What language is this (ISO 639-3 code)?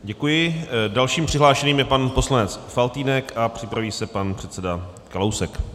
ces